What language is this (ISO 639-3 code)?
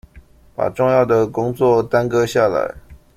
zho